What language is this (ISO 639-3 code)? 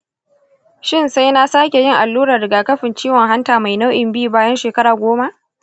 hau